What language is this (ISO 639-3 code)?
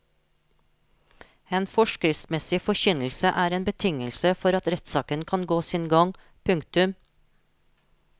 nor